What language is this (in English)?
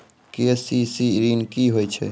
Maithili